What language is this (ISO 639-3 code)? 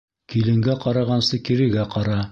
bak